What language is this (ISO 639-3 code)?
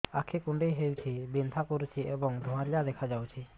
ori